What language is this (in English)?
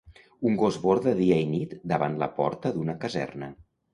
Catalan